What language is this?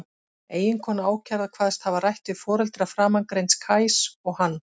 Icelandic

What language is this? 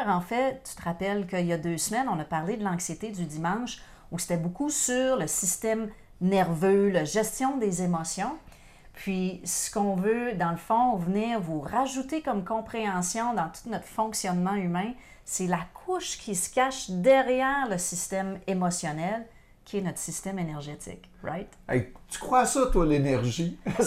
French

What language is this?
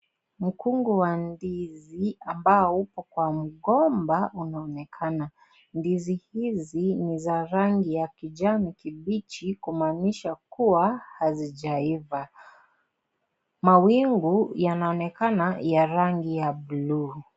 Swahili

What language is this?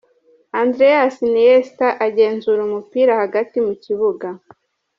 Kinyarwanda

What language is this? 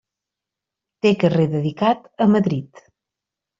Catalan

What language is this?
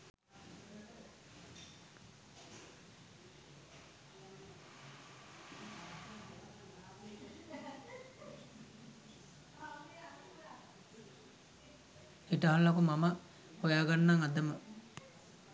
Sinhala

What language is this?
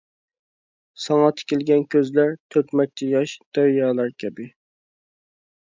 Uyghur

